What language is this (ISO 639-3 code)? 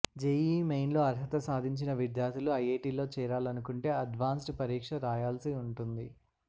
tel